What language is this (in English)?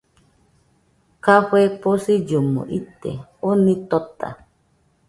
Nüpode Huitoto